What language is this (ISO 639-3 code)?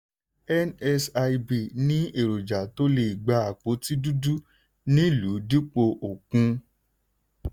yor